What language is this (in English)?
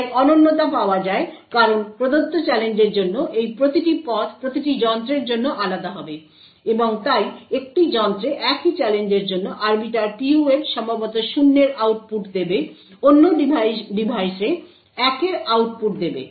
Bangla